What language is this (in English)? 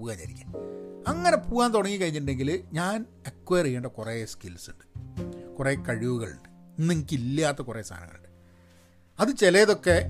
Malayalam